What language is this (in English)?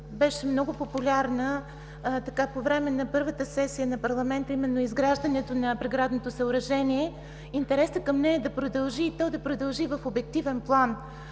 Bulgarian